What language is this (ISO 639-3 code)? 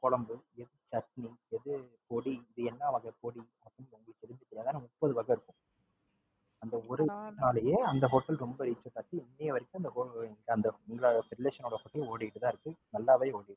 tam